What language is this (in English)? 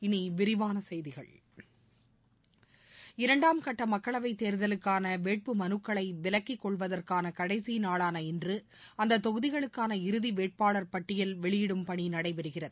Tamil